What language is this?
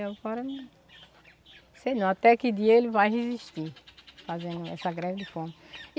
Portuguese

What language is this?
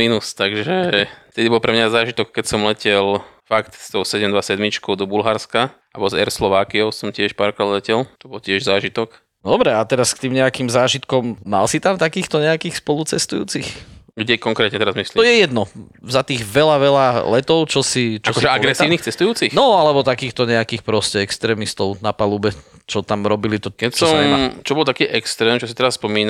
Slovak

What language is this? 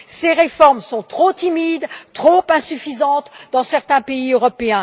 French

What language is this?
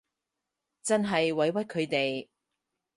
Cantonese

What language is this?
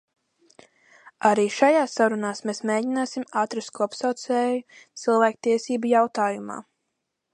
Latvian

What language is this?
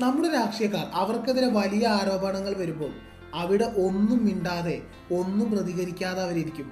Malayalam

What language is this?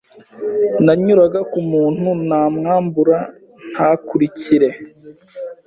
Kinyarwanda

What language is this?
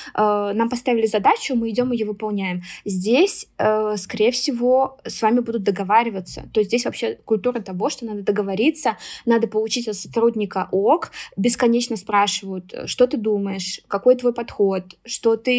Russian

